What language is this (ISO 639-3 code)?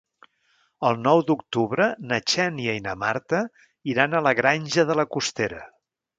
cat